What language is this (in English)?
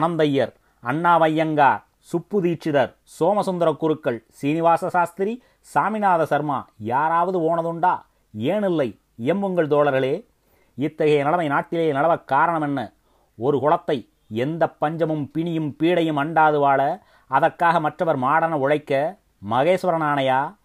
Tamil